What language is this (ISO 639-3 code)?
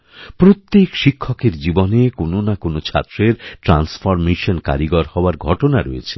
ben